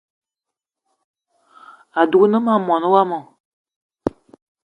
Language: Eton (Cameroon)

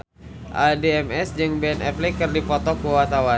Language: Sundanese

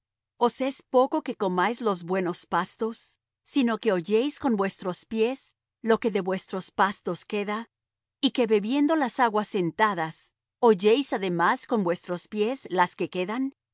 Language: Spanish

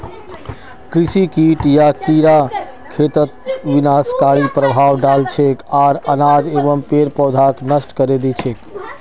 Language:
Magahi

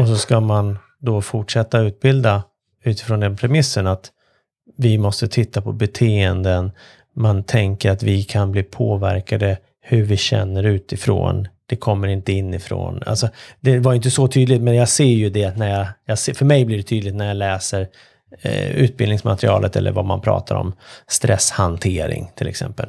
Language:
Swedish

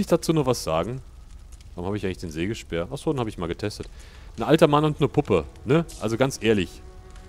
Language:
German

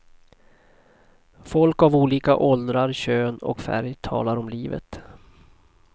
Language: Swedish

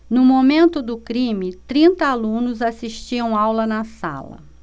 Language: Portuguese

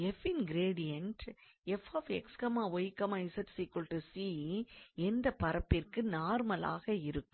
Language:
Tamil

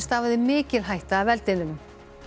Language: Icelandic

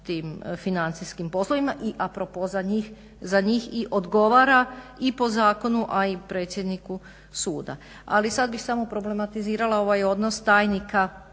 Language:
Croatian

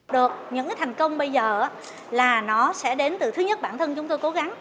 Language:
Vietnamese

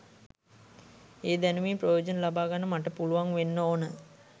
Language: Sinhala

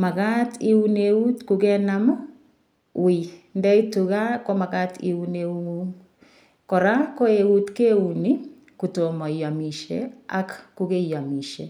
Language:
Kalenjin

